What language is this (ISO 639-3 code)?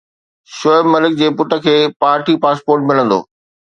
snd